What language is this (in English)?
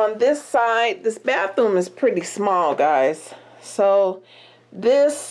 English